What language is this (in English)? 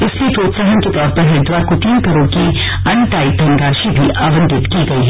Hindi